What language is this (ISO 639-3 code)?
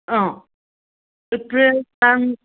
mni